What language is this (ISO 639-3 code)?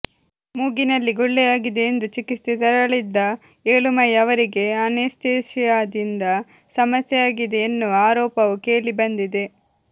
kan